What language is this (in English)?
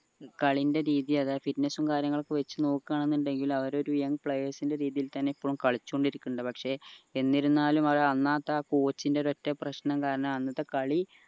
Malayalam